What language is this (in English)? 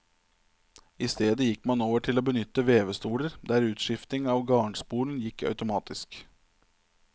Norwegian